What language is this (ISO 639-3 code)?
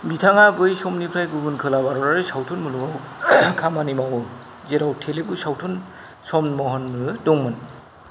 brx